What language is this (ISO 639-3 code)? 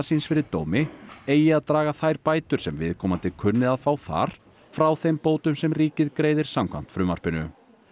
isl